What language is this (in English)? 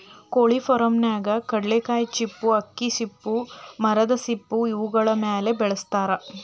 Kannada